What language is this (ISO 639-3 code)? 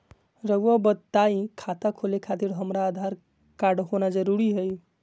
mag